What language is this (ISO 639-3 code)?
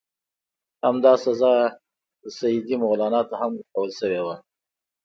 pus